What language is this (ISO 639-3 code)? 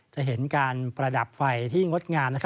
tha